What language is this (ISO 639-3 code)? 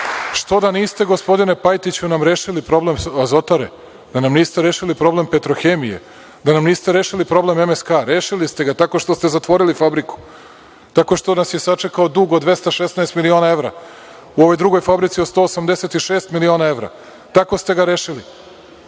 srp